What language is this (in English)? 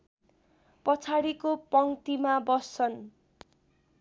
Nepali